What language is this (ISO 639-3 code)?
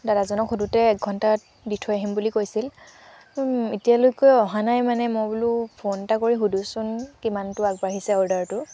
asm